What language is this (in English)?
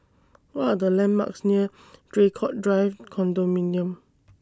English